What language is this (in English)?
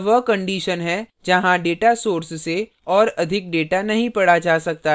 Hindi